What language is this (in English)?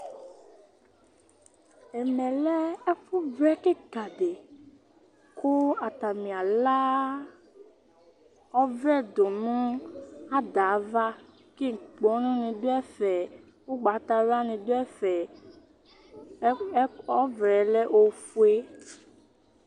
Ikposo